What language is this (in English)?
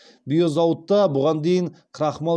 Kazakh